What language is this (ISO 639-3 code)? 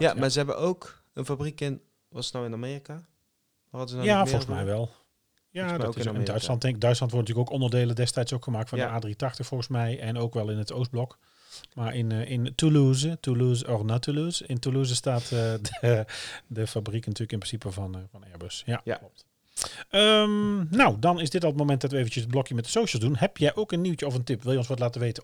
nld